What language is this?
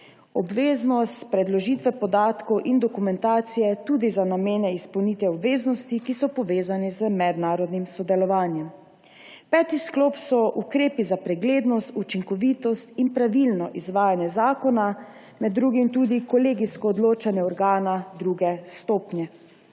Slovenian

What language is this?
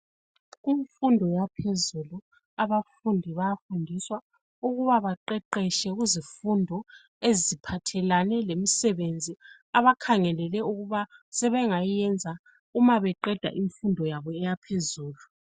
North Ndebele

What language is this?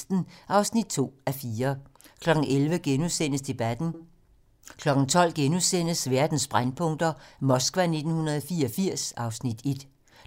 Danish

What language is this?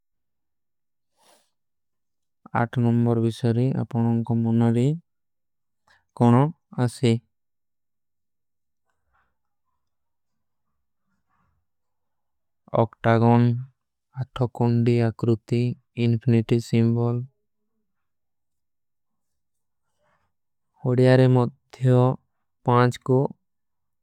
Kui (India)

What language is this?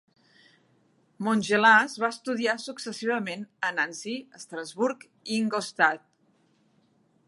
Catalan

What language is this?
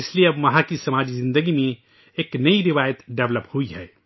Urdu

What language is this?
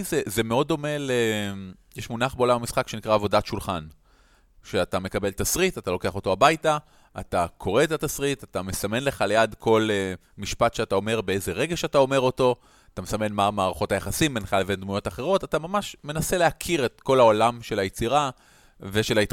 Hebrew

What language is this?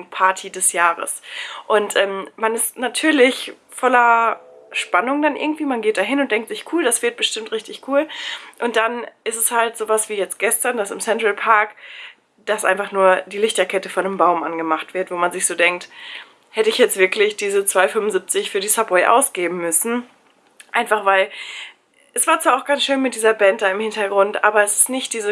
German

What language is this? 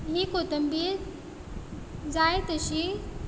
Konkani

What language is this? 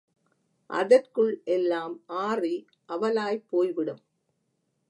Tamil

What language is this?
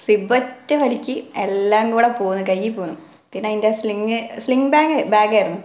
Malayalam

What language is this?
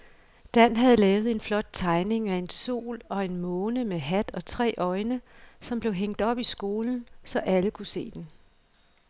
Danish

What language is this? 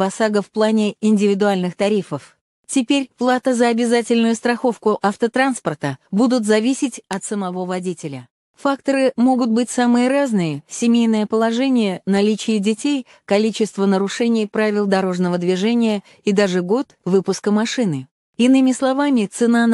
Russian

